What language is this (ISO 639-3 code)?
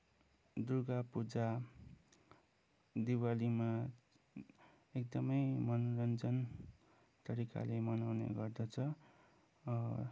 nep